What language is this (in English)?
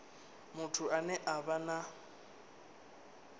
Venda